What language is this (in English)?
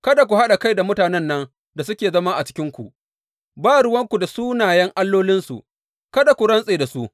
Hausa